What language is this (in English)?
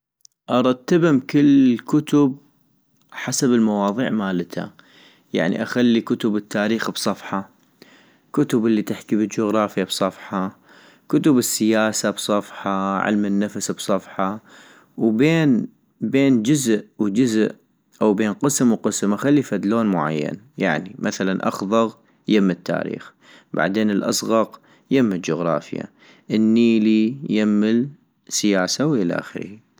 North Mesopotamian Arabic